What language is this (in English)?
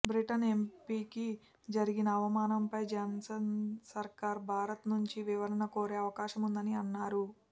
Telugu